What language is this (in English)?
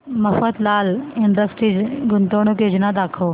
Marathi